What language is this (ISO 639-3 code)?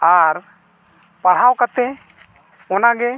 sat